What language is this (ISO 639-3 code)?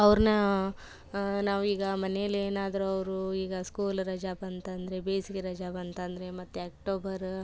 kan